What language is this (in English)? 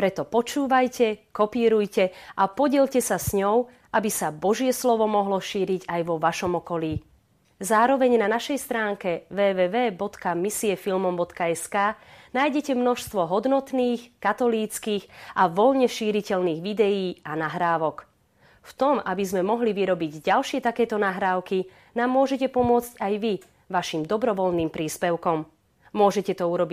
Slovak